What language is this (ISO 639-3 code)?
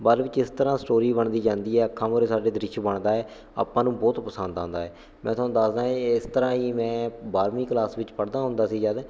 pan